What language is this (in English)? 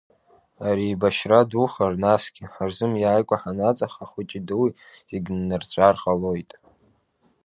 Abkhazian